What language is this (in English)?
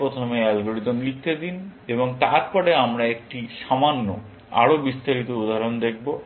Bangla